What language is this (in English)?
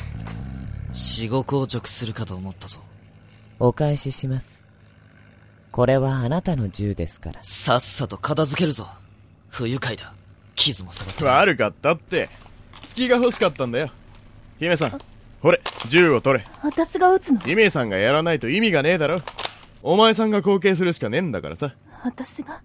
Japanese